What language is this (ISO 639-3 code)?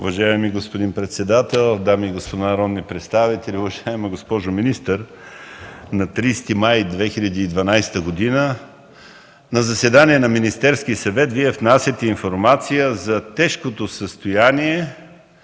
bul